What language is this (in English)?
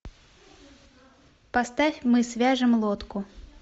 Russian